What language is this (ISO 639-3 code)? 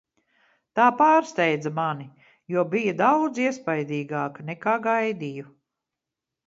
lav